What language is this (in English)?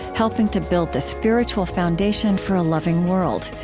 English